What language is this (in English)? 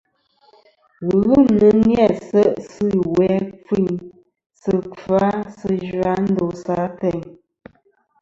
Kom